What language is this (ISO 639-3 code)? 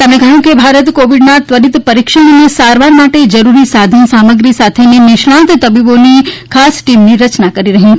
guj